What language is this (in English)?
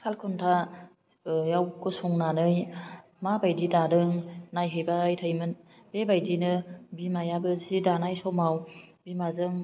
Bodo